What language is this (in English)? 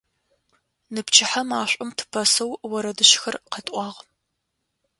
Adyghe